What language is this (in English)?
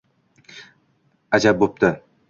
Uzbek